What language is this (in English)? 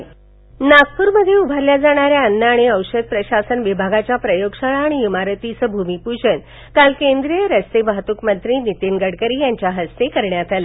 Marathi